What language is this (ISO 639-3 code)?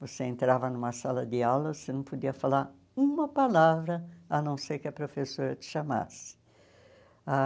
por